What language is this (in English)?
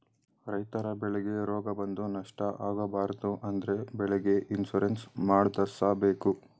Kannada